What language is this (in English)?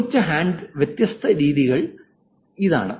Malayalam